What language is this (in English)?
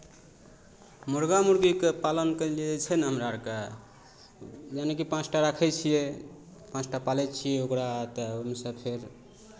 Maithili